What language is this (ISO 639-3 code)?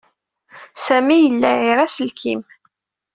kab